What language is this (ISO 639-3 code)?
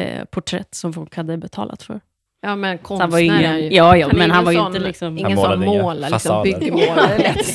swe